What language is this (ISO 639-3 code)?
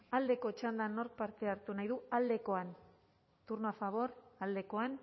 eus